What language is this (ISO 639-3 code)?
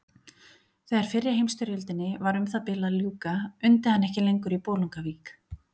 isl